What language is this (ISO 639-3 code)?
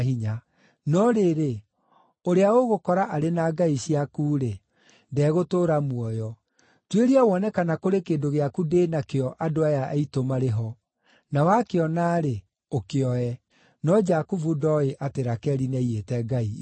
kik